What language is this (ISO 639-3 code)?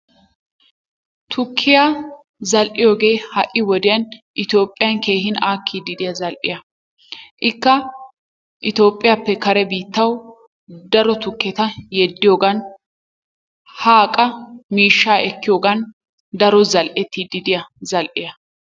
wal